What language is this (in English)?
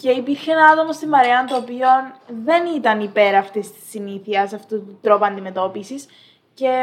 Greek